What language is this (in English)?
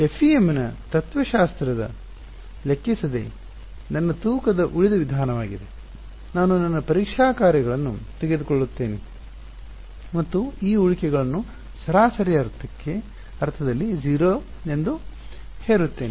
Kannada